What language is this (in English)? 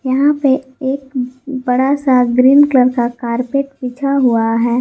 Hindi